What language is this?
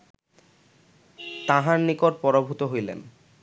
Bangla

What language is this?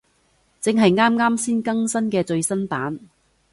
Cantonese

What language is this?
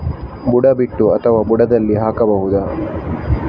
Kannada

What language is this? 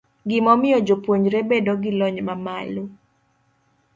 Luo (Kenya and Tanzania)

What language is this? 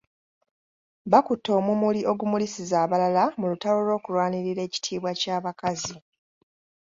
Ganda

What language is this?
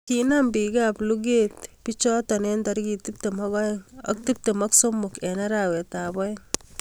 Kalenjin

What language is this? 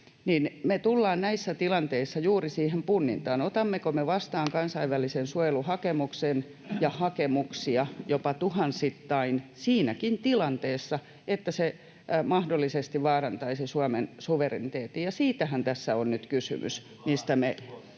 Finnish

